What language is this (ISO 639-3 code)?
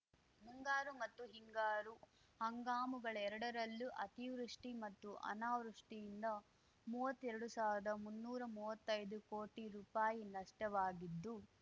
kan